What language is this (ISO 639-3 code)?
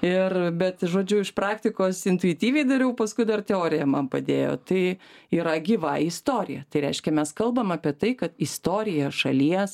lit